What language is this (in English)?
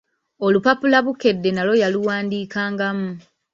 Ganda